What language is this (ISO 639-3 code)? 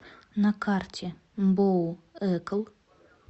rus